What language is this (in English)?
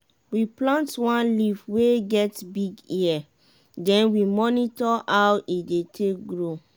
Nigerian Pidgin